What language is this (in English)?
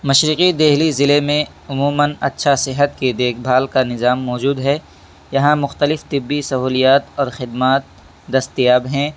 Urdu